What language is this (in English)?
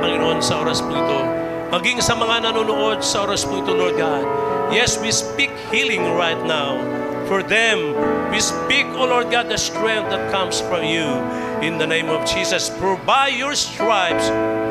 Filipino